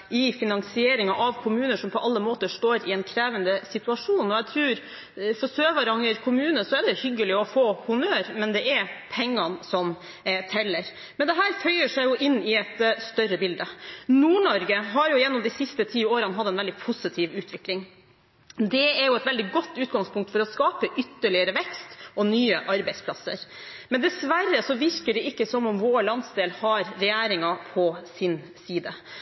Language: Norwegian Bokmål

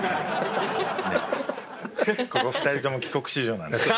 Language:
Japanese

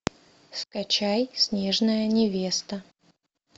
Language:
Russian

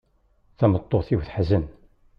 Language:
Kabyle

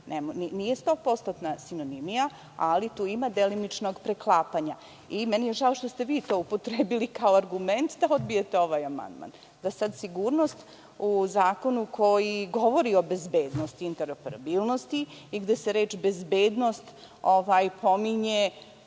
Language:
Serbian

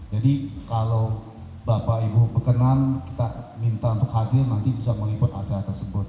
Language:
Indonesian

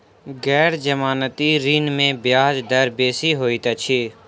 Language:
Maithili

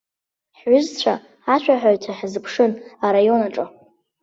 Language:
Abkhazian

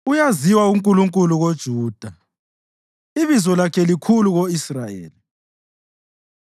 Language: North Ndebele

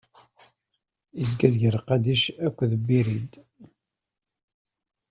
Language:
Kabyle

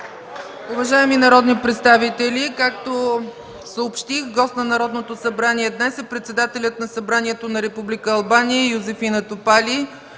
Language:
Bulgarian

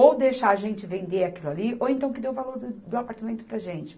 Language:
Portuguese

